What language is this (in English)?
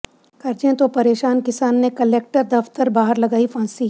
Punjabi